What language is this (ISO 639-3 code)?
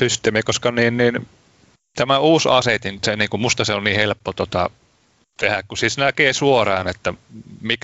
fin